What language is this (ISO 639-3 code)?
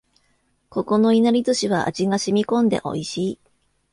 jpn